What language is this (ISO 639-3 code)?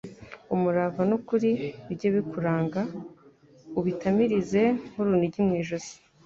kin